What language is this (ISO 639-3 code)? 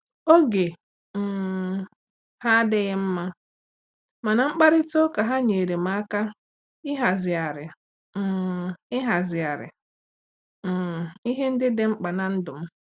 ibo